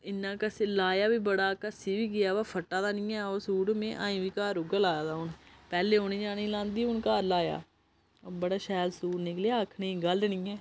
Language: Dogri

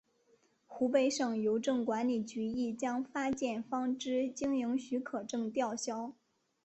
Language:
Chinese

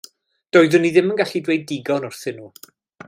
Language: Welsh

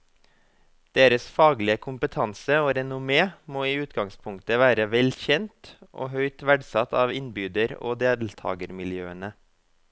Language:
Norwegian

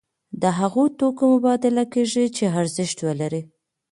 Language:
Pashto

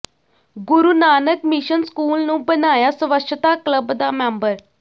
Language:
Punjabi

